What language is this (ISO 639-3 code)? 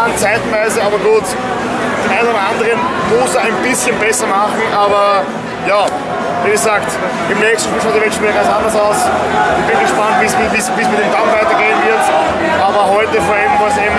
deu